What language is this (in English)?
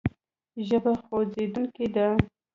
Pashto